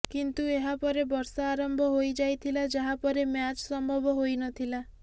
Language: Odia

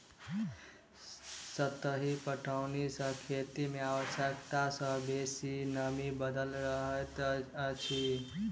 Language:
Maithili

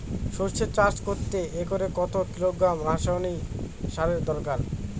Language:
Bangla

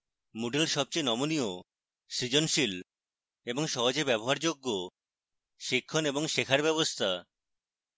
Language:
Bangla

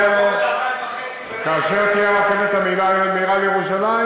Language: Hebrew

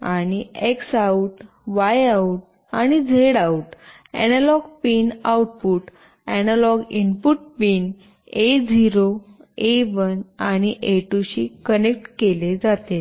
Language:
Marathi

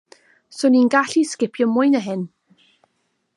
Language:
Welsh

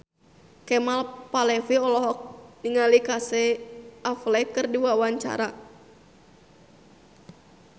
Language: Sundanese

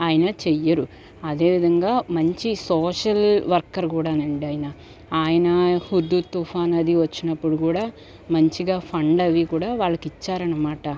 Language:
Telugu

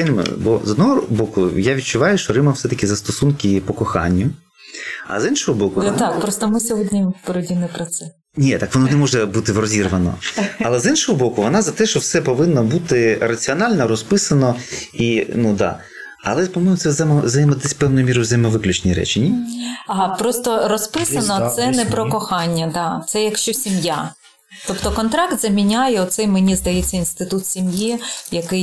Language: Ukrainian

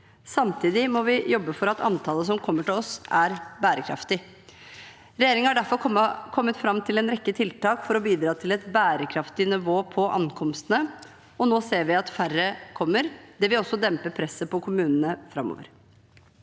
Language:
Norwegian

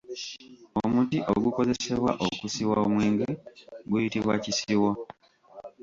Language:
Ganda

